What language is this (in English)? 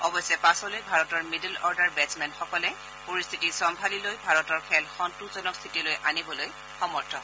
Assamese